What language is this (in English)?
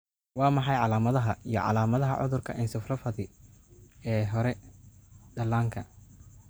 Somali